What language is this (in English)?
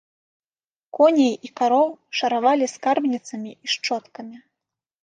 Belarusian